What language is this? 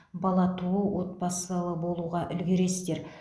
Kazakh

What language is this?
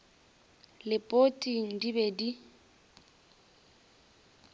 Northern Sotho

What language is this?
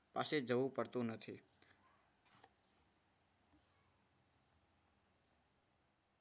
Gujarati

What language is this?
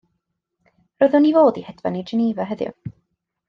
Welsh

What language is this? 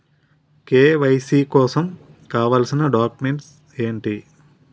Telugu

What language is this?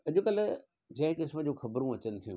Sindhi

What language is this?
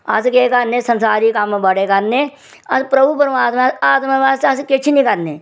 Dogri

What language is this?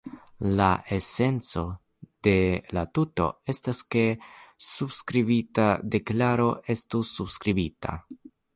Esperanto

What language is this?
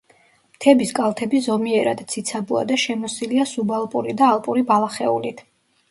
Georgian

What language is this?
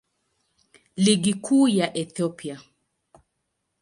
Swahili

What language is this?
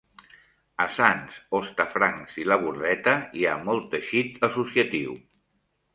Catalan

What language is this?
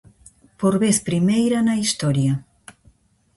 Galician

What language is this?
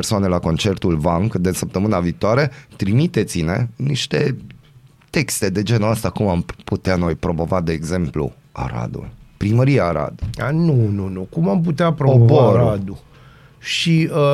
Romanian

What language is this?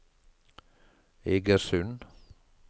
Norwegian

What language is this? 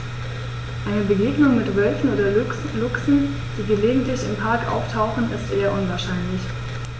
German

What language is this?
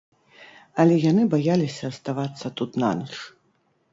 Belarusian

